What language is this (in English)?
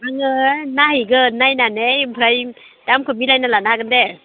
Bodo